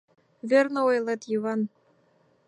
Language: Mari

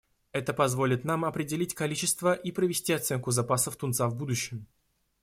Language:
Russian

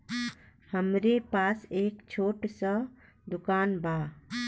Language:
Bhojpuri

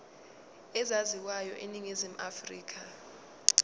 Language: Zulu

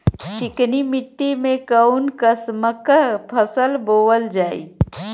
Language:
Bhojpuri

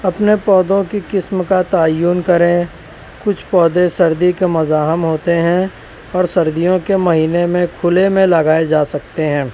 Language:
Urdu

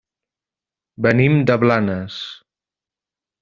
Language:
Catalan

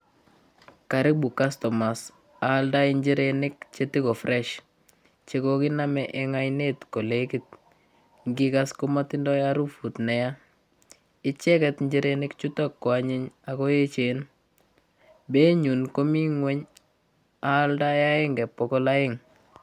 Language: Kalenjin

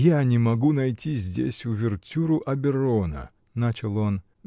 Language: Russian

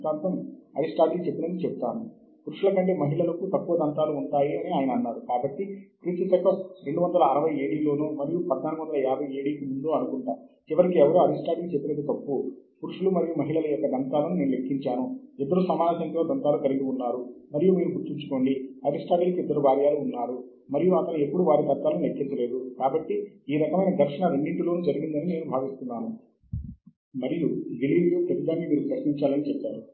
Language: Telugu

